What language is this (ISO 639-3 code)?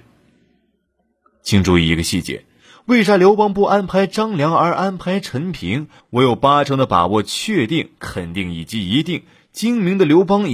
zho